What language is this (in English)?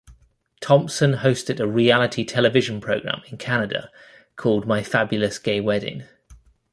English